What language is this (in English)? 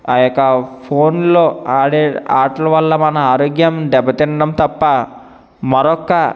Telugu